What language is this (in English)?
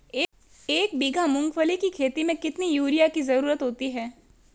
Hindi